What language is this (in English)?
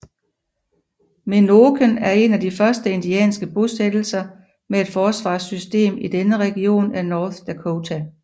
Danish